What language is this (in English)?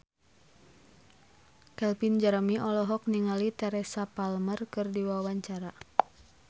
Sundanese